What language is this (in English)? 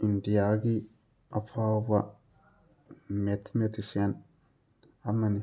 Manipuri